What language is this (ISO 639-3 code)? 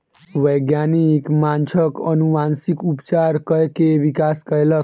mai